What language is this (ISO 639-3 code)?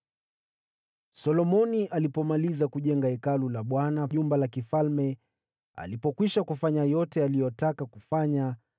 swa